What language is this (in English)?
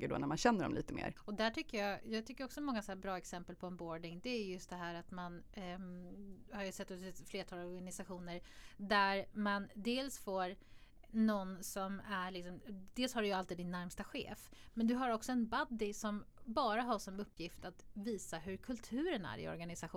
Swedish